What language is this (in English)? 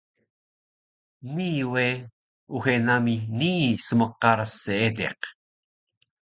Taroko